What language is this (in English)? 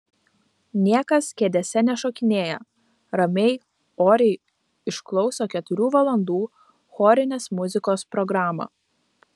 Lithuanian